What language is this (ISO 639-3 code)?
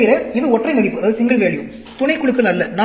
tam